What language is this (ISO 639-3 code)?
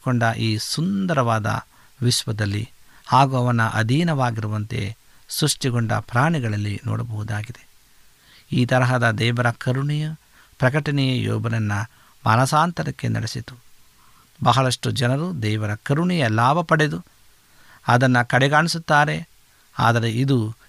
kan